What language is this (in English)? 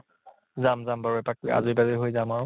Assamese